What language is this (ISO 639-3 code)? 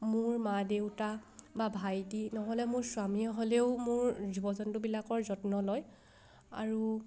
asm